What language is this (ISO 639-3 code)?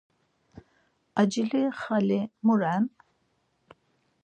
lzz